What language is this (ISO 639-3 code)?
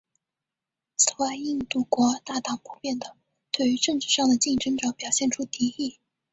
zho